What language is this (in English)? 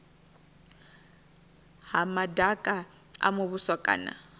Venda